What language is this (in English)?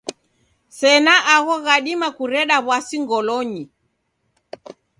Taita